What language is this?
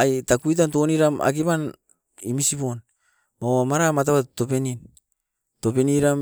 Askopan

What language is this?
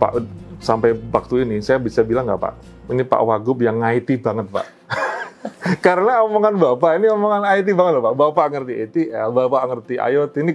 Indonesian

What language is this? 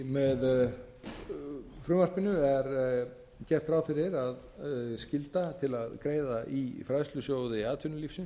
Icelandic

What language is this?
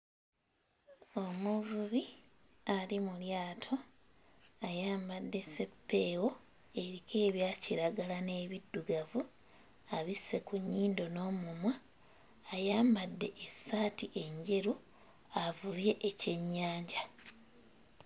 Ganda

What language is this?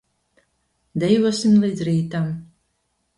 Latvian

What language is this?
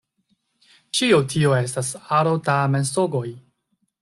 Esperanto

